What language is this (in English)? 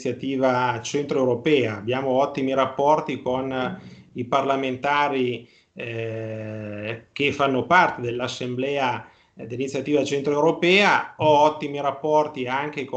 Italian